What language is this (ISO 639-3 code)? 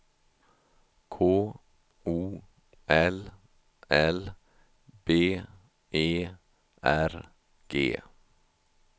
swe